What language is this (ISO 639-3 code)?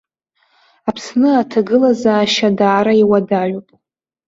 abk